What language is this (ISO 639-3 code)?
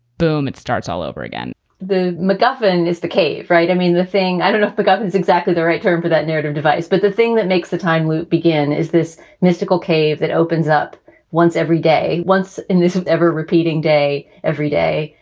eng